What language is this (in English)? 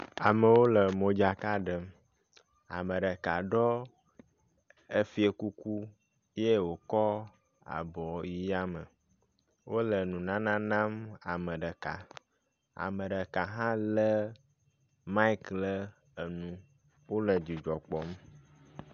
Ewe